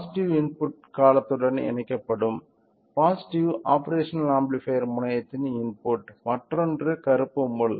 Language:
Tamil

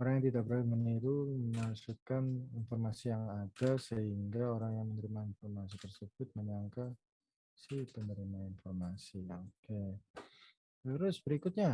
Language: Indonesian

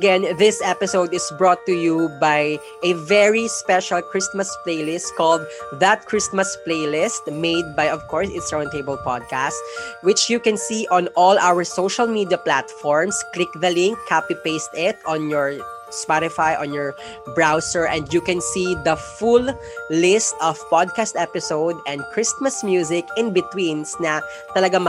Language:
Filipino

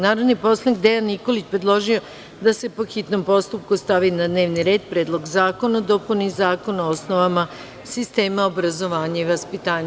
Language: Serbian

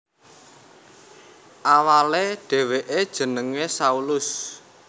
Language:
Javanese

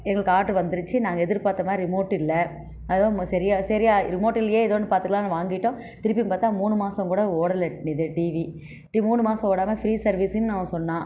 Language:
Tamil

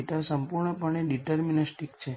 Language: Gujarati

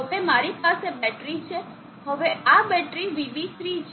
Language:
Gujarati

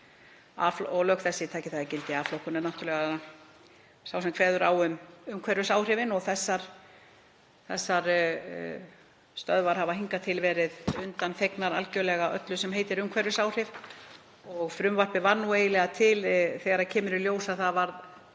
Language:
Icelandic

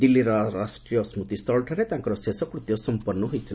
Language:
Odia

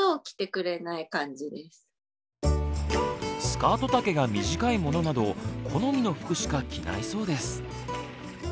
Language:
Japanese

